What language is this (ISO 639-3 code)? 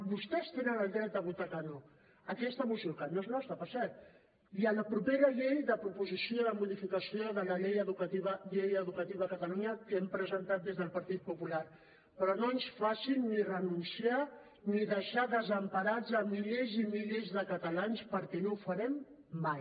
cat